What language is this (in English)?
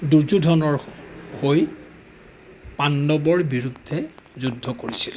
Assamese